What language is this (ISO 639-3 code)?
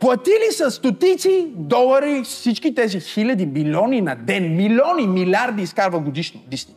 bul